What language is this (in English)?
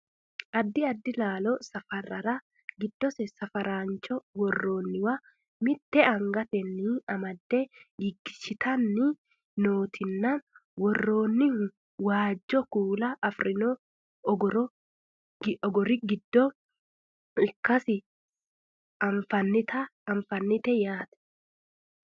Sidamo